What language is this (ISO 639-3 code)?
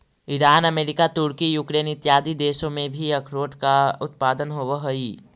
mag